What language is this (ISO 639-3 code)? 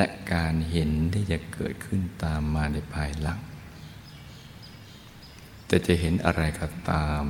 tha